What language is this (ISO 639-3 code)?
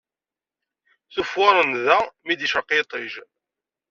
kab